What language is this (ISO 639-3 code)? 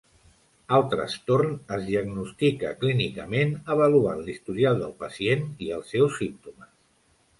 cat